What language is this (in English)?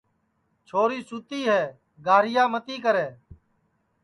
Sansi